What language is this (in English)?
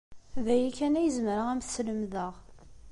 Kabyle